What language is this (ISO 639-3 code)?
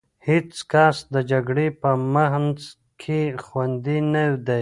pus